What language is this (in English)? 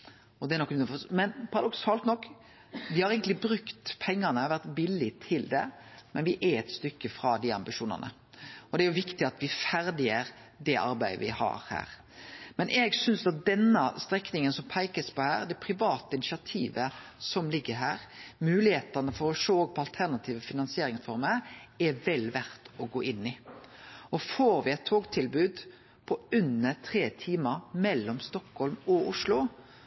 Norwegian Nynorsk